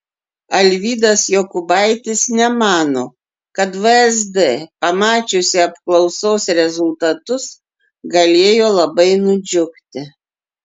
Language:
Lithuanian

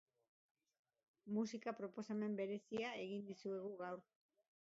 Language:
Basque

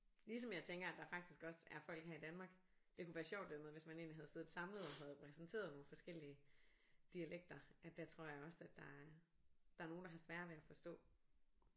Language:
Danish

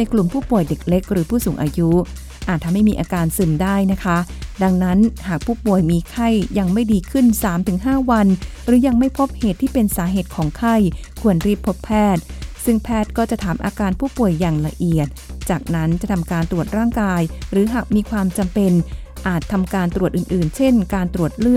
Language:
Thai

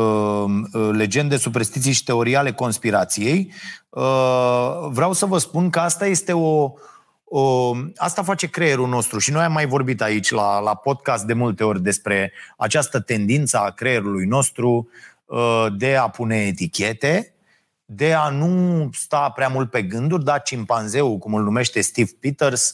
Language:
Romanian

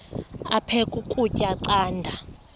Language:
Xhosa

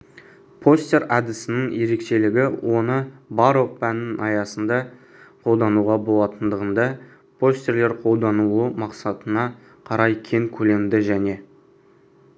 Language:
Kazakh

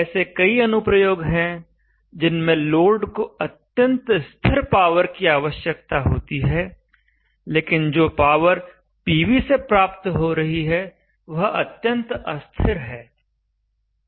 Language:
Hindi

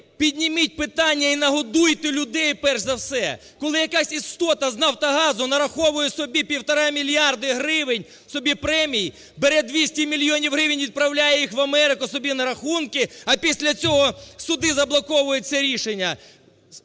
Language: Ukrainian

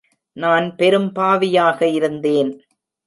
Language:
Tamil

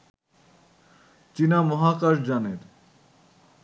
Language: Bangla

